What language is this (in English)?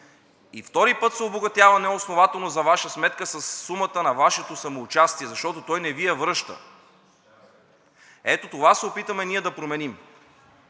Bulgarian